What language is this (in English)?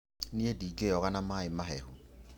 Kikuyu